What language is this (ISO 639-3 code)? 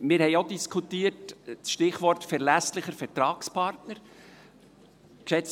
gsw